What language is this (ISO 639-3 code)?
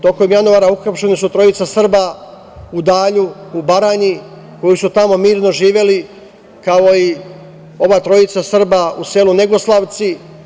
srp